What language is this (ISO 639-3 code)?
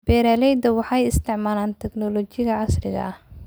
som